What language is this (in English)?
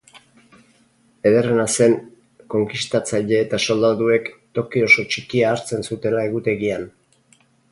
Basque